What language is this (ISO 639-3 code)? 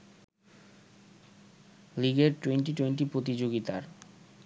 ben